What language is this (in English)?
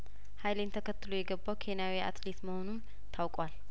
Amharic